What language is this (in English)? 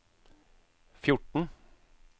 Norwegian